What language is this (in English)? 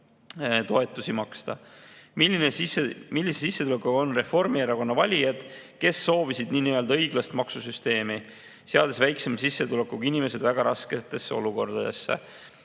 Estonian